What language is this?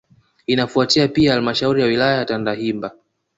Swahili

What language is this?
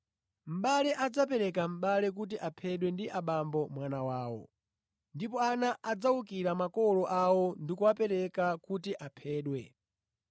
Nyanja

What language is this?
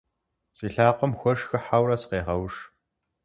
Kabardian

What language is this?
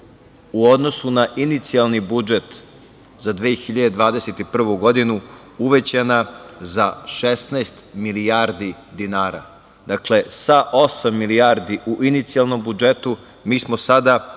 Serbian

